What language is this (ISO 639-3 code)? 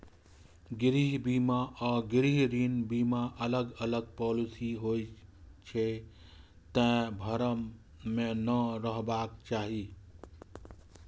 mai